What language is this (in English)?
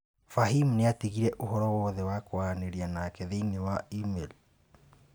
Kikuyu